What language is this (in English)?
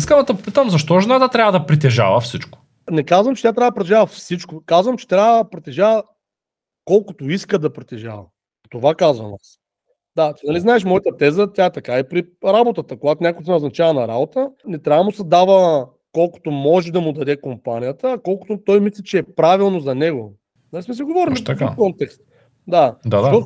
Bulgarian